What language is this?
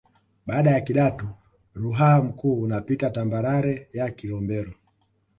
Swahili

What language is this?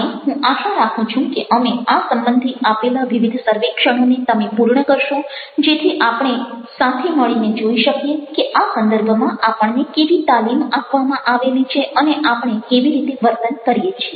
Gujarati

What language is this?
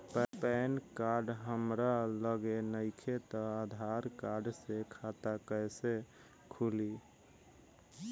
Bhojpuri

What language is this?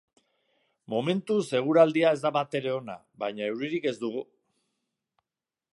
Basque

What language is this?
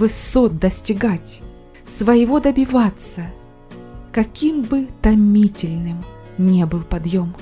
Russian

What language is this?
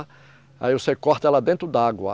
Portuguese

